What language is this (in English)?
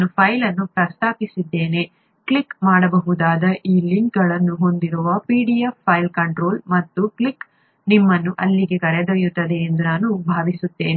Kannada